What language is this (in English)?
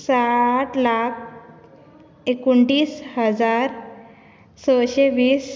Konkani